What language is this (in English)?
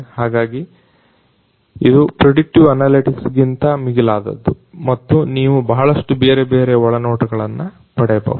Kannada